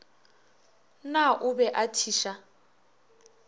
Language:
Northern Sotho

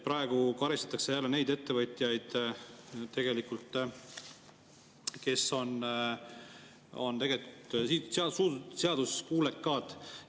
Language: Estonian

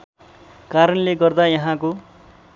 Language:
Nepali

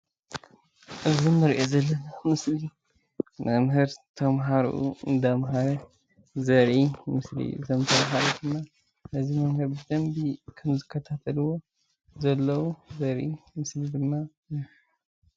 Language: Tigrinya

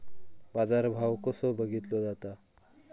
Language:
Marathi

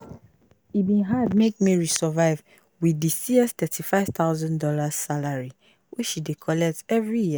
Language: Nigerian Pidgin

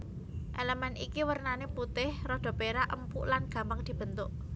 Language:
Javanese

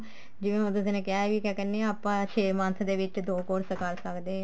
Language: Punjabi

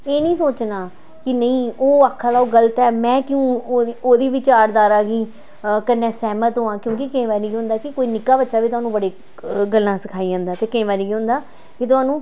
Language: Dogri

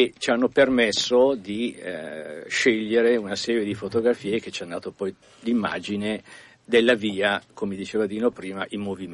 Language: Italian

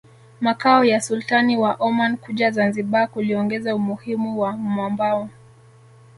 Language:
Swahili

